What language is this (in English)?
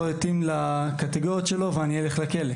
Hebrew